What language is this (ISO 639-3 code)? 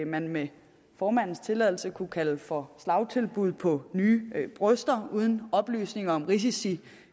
dan